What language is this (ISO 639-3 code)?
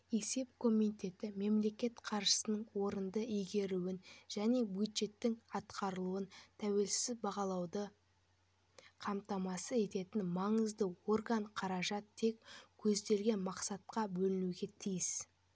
kaz